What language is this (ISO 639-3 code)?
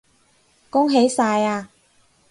yue